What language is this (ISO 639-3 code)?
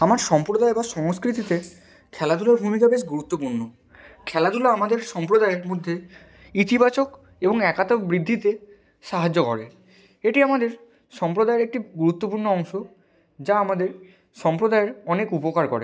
ben